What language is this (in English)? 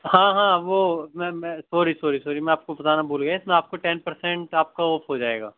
Urdu